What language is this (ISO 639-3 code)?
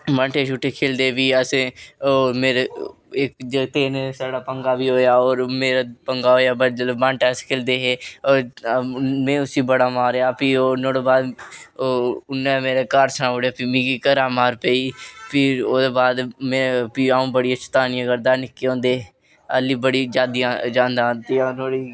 doi